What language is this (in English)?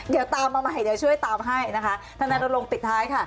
Thai